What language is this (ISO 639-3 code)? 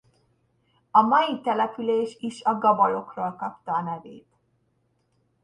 hun